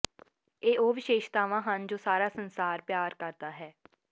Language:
Punjabi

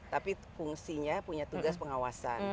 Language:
Indonesian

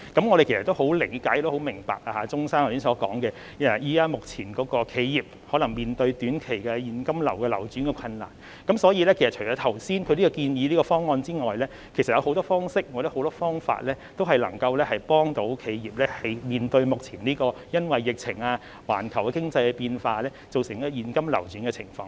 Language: Cantonese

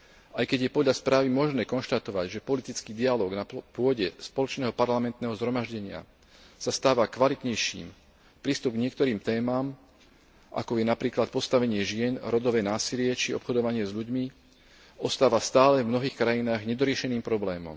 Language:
Slovak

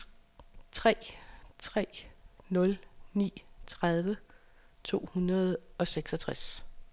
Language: Danish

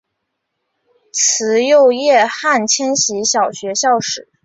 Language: Chinese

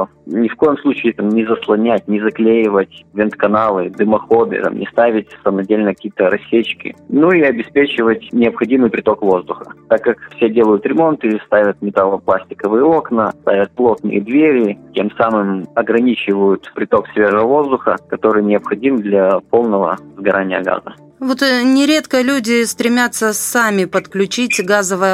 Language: Russian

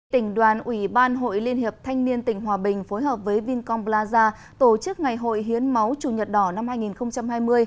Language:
Vietnamese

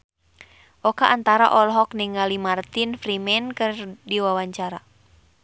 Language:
Sundanese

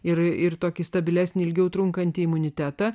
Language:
Lithuanian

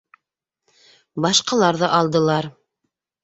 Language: Bashkir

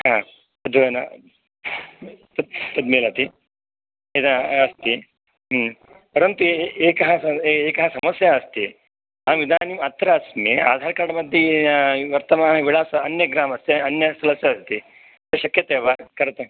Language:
Sanskrit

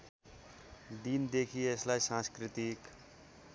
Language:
Nepali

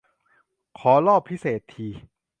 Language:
Thai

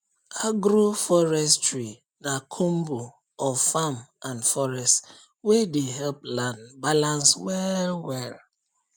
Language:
Nigerian Pidgin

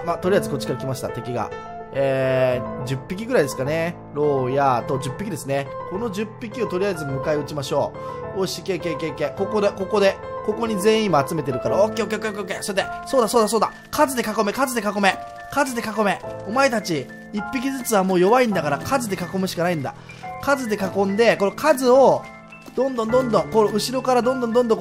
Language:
Japanese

